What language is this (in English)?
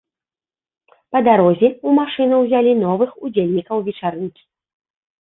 Belarusian